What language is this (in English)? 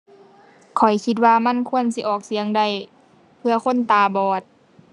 Thai